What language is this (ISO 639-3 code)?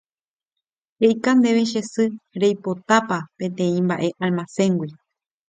grn